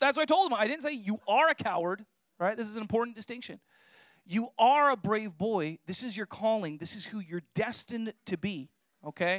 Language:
English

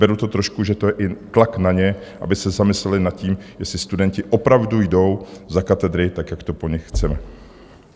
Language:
Czech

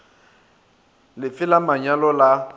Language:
Northern Sotho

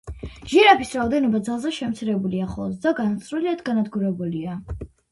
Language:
Georgian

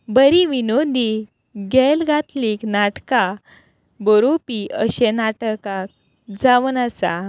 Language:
Konkani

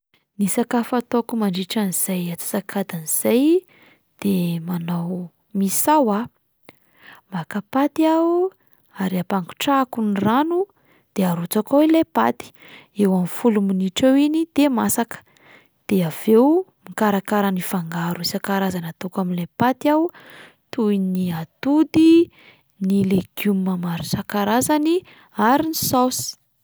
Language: Malagasy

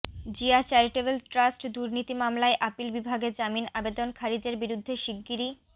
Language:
Bangla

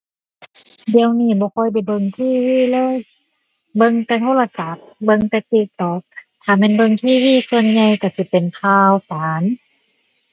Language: Thai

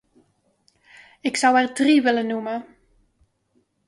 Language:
Dutch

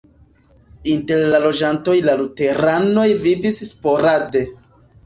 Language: Esperanto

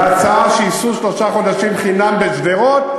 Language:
Hebrew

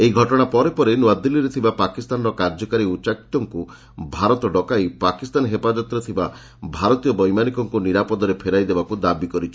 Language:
Odia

